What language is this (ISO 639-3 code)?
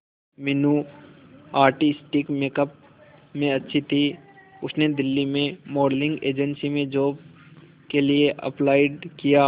hin